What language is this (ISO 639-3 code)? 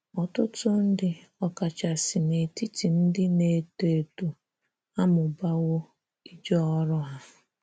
ibo